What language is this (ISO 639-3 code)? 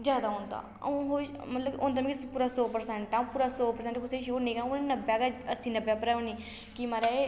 doi